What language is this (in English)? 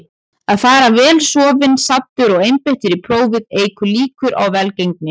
Icelandic